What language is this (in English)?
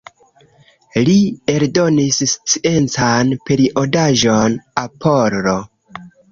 Esperanto